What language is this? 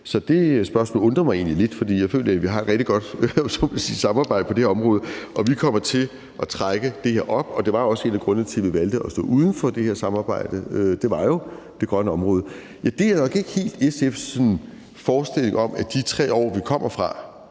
Danish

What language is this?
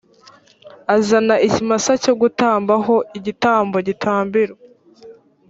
Kinyarwanda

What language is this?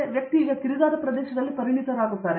Kannada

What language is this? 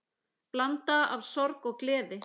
Icelandic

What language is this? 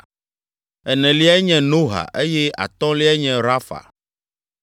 Ewe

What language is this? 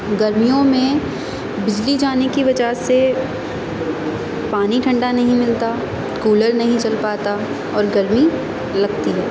Urdu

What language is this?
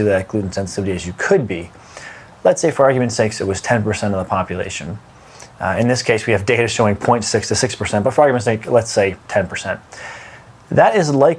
English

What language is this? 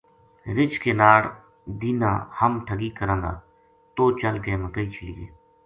Gujari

